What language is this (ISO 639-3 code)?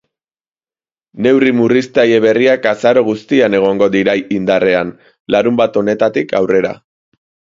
eus